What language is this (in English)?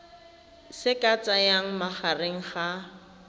Tswana